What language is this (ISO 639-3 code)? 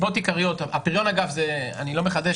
heb